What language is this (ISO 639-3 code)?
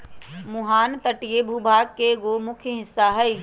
mag